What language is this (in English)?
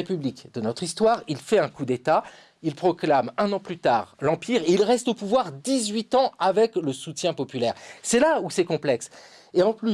French